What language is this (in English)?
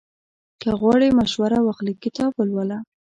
Pashto